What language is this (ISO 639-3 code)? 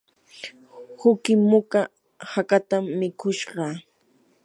qur